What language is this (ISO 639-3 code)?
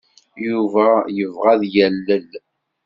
kab